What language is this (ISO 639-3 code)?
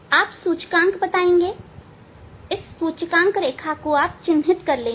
hin